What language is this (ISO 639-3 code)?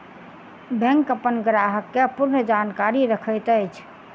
mai